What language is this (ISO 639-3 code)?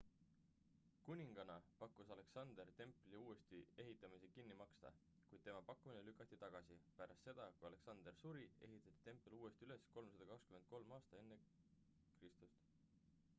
est